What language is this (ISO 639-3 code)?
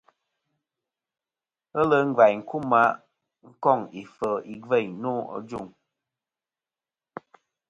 bkm